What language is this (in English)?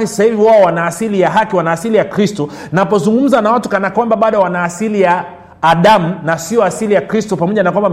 Swahili